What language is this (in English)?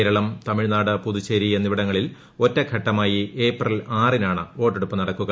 Malayalam